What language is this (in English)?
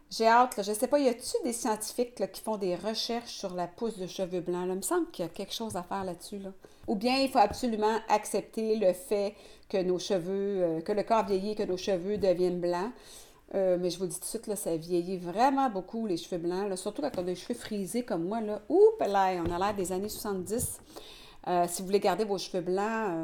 French